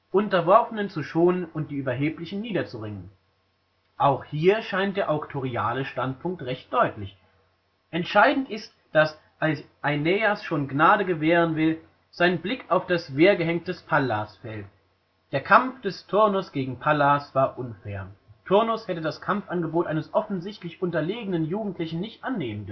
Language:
German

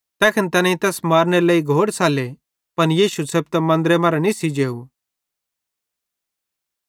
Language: Bhadrawahi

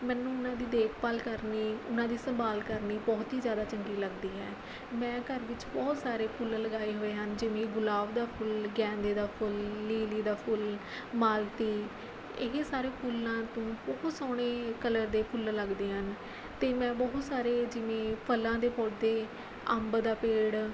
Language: Punjabi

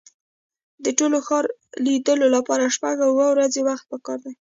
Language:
Pashto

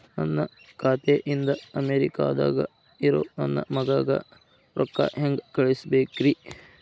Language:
Kannada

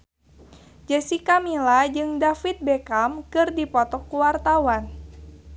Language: Sundanese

